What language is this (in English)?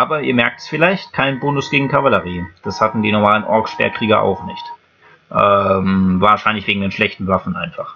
German